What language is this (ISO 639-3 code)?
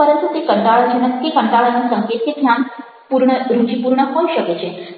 guj